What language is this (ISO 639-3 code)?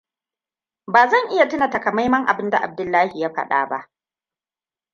hau